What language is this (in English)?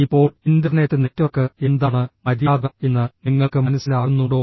Malayalam